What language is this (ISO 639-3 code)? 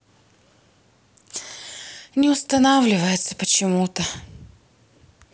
rus